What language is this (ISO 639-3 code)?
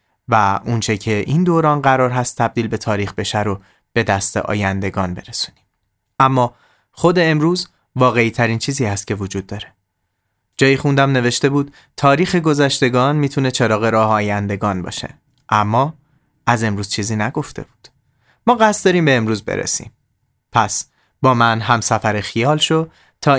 fas